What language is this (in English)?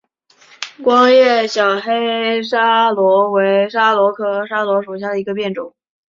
Chinese